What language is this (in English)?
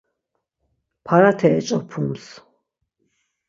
Laz